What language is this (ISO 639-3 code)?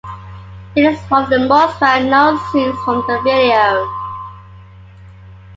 eng